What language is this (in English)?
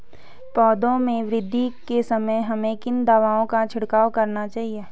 Hindi